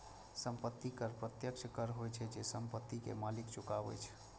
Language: Maithili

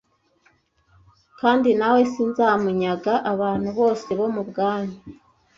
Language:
Kinyarwanda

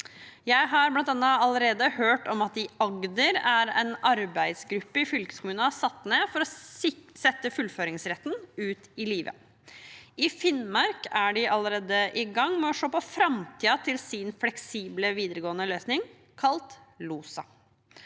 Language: Norwegian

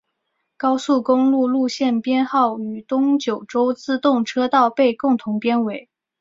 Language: Chinese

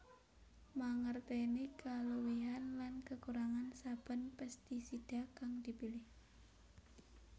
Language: Javanese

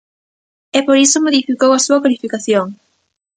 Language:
Galician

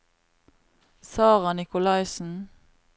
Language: Norwegian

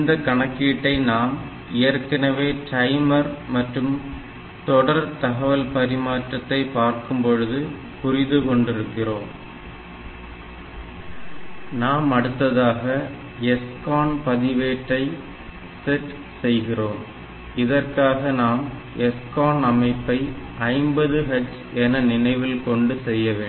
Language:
Tamil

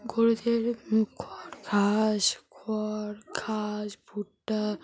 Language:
Bangla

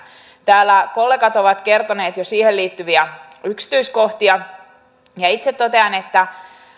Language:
Finnish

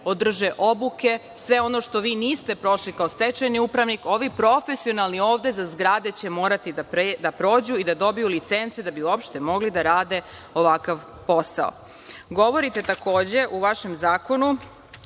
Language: Serbian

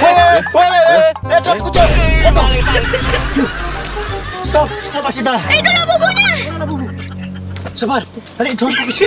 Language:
Indonesian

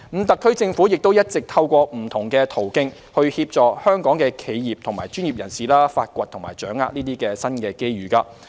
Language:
Cantonese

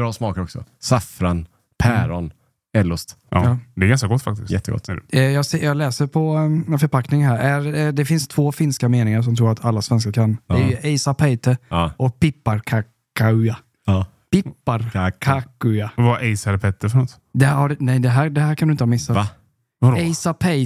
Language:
Swedish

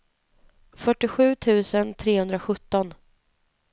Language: Swedish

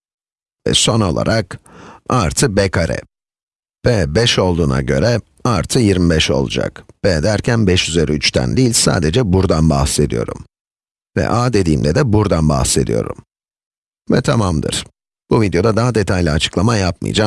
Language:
Turkish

